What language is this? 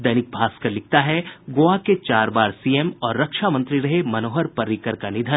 Hindi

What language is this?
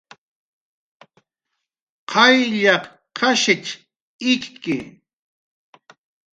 Jaqaru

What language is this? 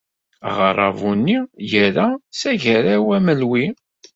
Kabyle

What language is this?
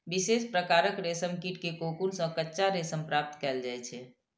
Maithili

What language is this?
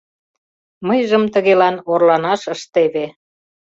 Mari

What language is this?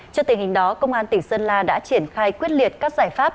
Vietnamese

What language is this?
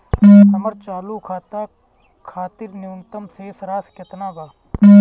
Bhojpuri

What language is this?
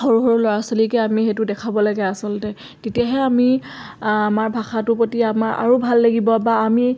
Assamese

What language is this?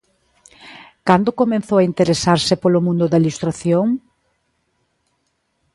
Galician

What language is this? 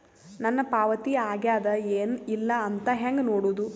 Kannada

